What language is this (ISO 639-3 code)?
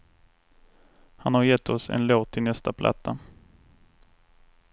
swe